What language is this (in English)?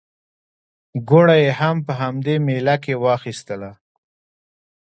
Pashto